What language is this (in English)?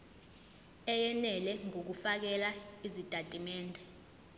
Zulu